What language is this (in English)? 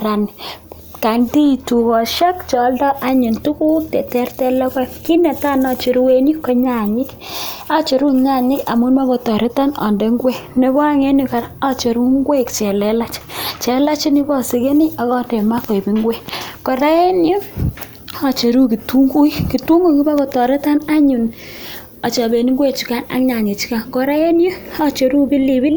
Kalenjin